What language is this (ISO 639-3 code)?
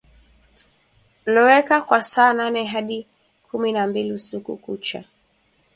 swa